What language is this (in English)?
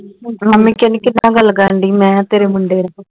Punjabi